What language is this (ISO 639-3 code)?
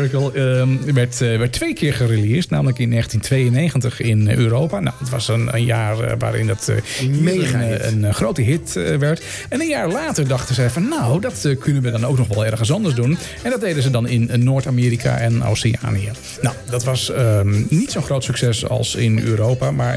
nld